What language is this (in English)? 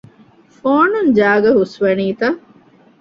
Divehi